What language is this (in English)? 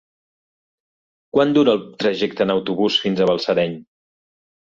Catalan